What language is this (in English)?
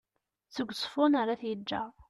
Kabyle